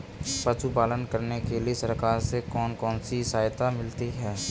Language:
Hindi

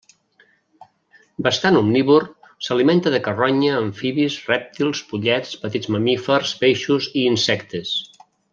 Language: Catalan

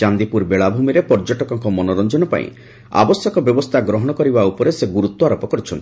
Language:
Odia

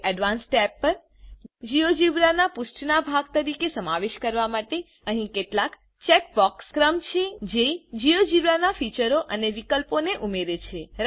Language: Gujarati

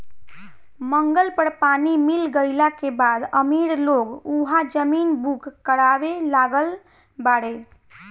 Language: Bhojpuri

